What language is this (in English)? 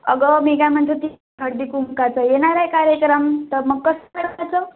Marathi